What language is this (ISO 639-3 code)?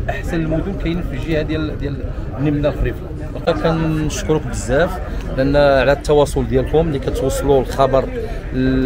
ara